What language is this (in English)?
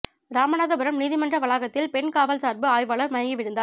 Tamil